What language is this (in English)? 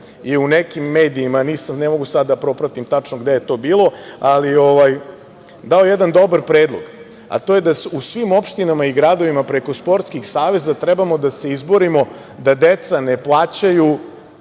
Serbian